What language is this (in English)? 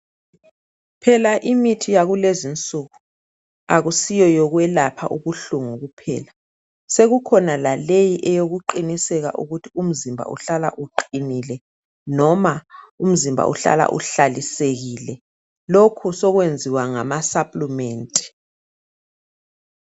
North Ndebele